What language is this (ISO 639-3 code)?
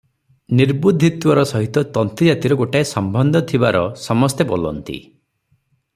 ori